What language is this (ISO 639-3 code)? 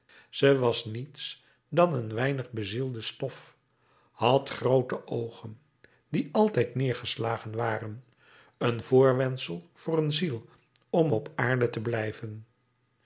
nld